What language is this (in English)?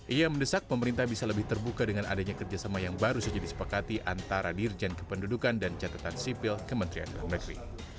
Indonesian